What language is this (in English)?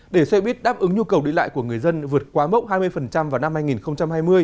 Vietnamese